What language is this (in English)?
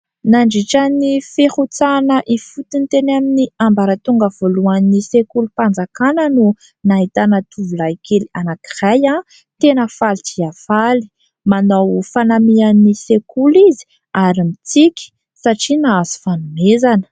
Malagasy